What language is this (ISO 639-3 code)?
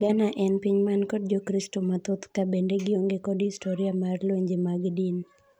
luo